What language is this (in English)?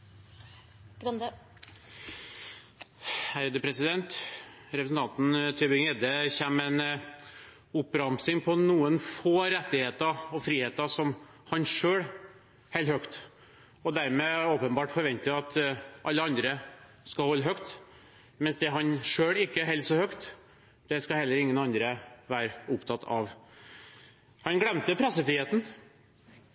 Norwegian Bokmål